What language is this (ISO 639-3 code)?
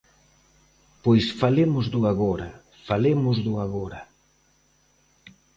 glg